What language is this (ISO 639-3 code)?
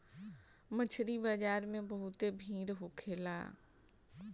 bho